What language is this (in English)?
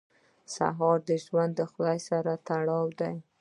Pashto